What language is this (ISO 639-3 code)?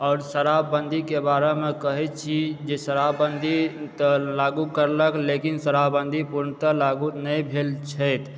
mai